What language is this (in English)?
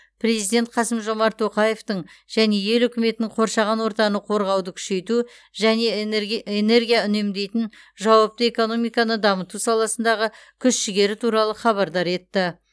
Kazakh